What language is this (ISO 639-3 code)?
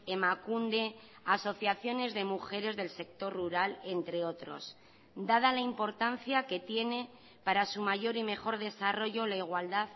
spa